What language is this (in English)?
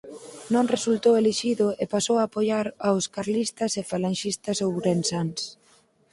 Galician